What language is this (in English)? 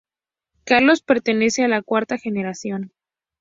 Spanish